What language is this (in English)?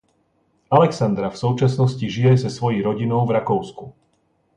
Czech